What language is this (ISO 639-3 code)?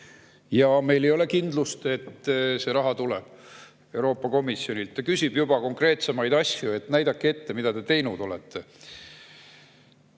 est